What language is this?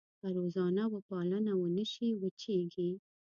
Pashto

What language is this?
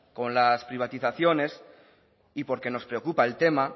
Spanish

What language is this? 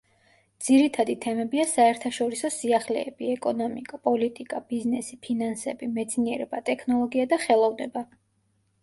Georgian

